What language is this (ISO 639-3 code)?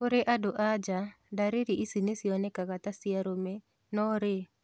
kik